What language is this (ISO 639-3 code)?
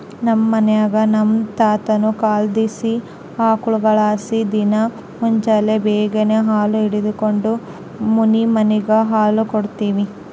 kan